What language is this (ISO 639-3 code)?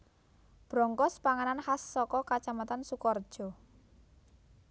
jav